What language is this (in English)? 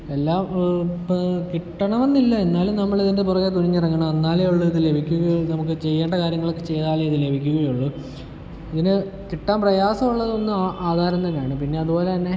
Malayalam